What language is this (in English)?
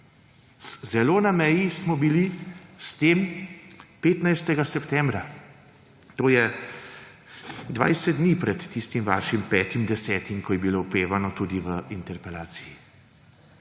Slovenian